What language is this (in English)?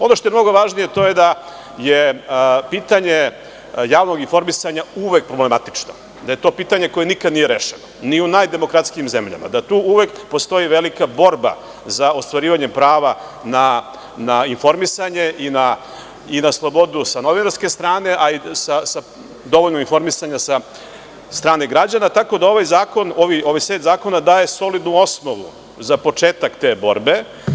Serbian